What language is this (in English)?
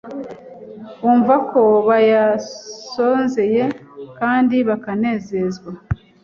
Kinyarwanda